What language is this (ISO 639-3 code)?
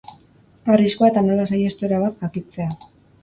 eus